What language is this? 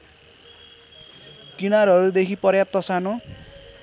Nepali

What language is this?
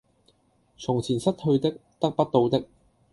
Cantonese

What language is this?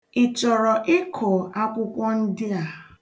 Igbo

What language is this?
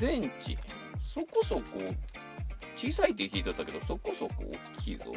Japanese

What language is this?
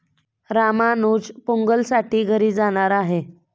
Marathi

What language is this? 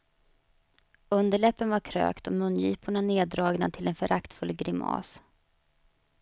Swedish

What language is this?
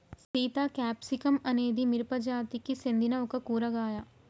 Telugu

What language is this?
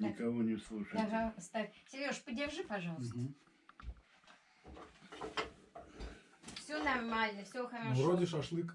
Russian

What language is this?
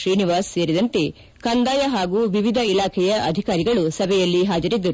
Kannada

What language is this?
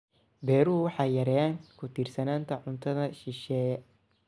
Somali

